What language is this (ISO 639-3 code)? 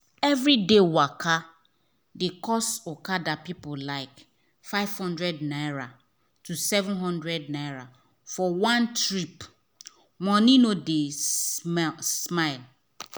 pcm